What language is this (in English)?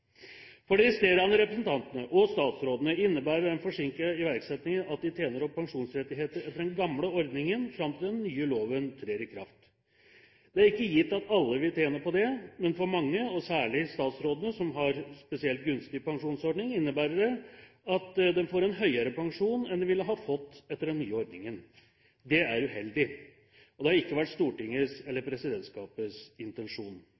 Norwegian Bokmål